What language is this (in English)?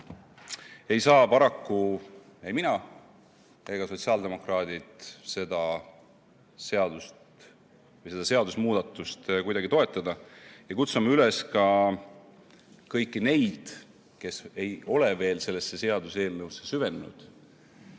Estonian